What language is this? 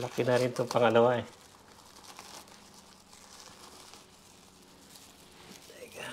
Filipino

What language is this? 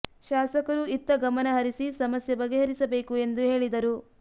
Kannada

